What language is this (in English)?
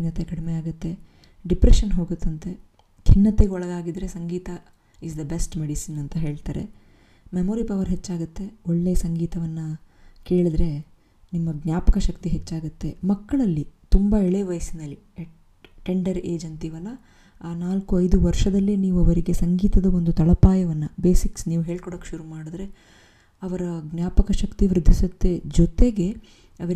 Kannada